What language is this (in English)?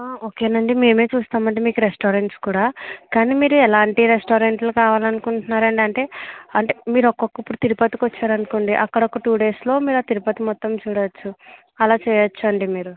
Telugu